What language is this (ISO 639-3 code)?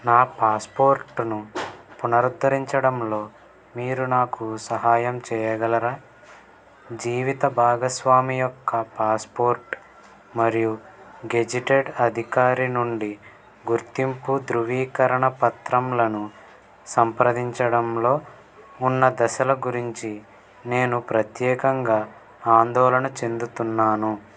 tel